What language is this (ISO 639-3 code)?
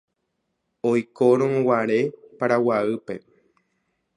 grn